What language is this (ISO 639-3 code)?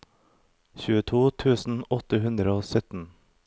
nor